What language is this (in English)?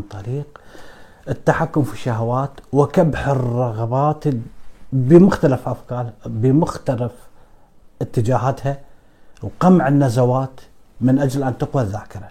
Arabic